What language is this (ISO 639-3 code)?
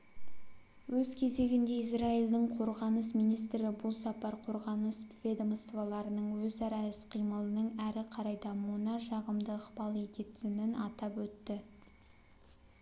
kaz